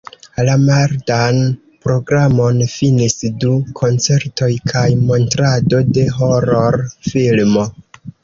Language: Esperanto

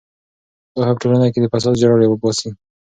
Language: Pashto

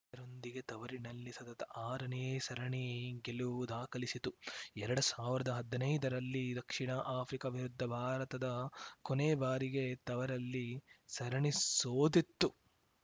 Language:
Kannada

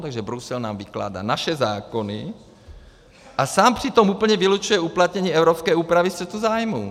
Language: Czech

